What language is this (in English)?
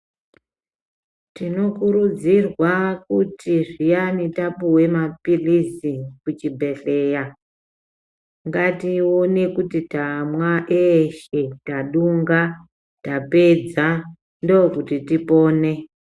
Ndau